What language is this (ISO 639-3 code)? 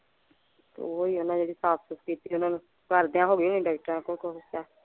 pan